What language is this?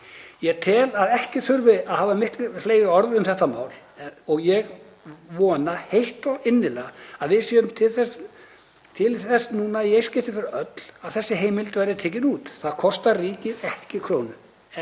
Icelandic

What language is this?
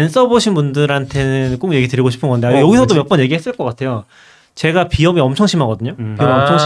Korean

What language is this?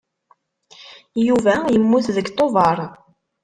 Kabyle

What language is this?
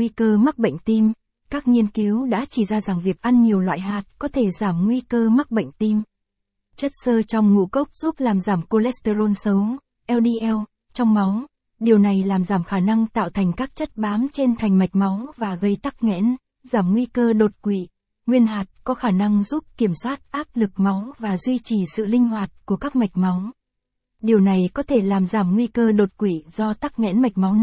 Vietnamese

